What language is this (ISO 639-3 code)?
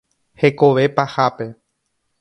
grn